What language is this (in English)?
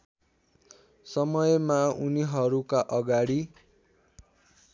Nepali